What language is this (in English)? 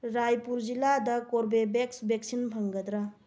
Manipuri